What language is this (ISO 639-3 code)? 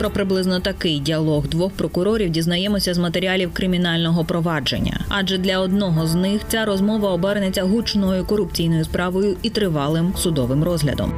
ukr